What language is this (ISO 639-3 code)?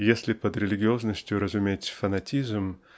rus